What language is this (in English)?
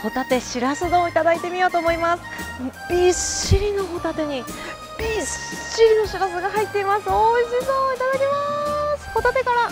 Japanese